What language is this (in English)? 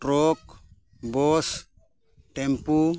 Santali